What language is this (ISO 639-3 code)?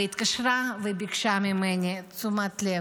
heb